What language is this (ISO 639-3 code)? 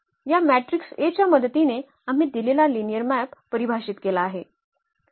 mar